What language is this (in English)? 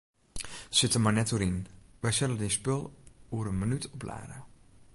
Western Frisian